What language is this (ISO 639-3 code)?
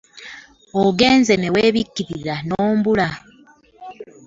lug